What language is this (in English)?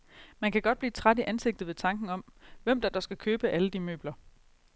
Danish